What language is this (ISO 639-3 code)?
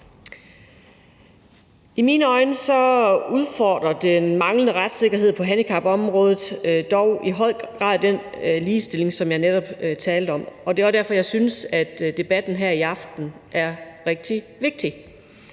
dan